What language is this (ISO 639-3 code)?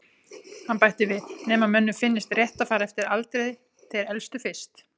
isl